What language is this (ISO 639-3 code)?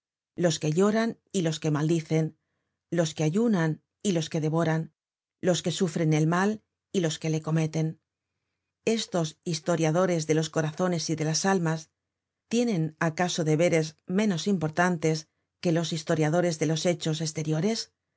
spa